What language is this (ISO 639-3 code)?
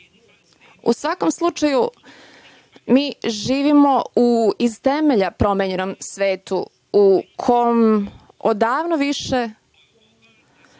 srp